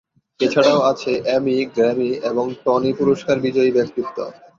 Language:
Bangla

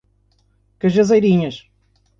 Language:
Portuguese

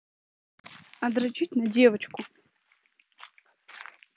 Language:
Russian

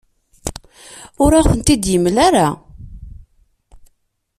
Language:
Kabyle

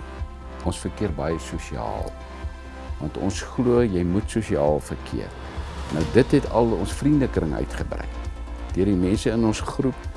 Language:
Dutch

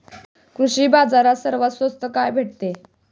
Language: Marathi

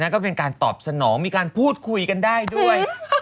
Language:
Thai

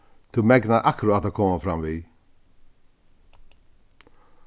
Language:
Faroese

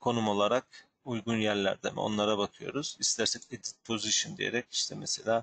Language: Turkish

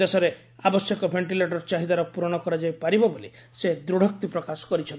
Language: Odia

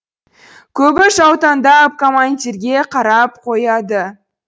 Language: Kazakh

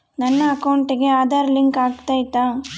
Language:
Kannada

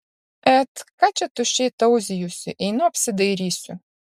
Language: Lithuanian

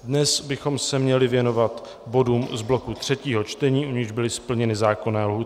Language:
Czech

